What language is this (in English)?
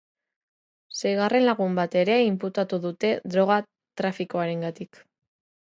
Basque